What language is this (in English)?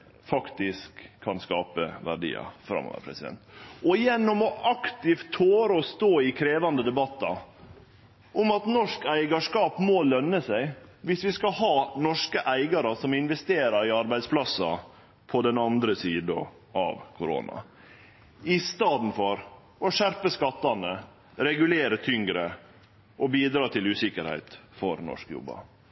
Norwegian Nynorsk